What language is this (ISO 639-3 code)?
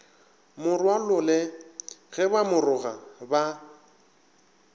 nso